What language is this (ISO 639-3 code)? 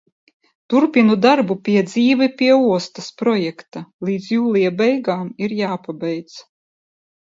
lav